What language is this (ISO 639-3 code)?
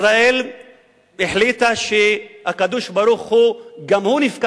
heb